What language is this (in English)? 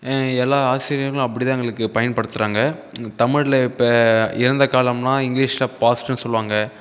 Tamil